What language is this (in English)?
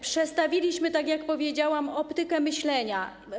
Polish